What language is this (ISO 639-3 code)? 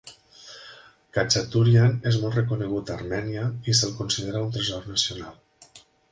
cat